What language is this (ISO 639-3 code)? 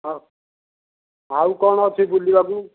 ori